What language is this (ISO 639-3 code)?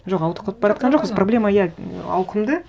kaz